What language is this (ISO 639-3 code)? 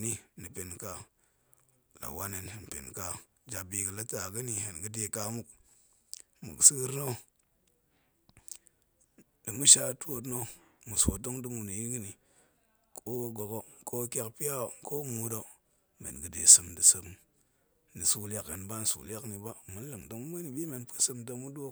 ank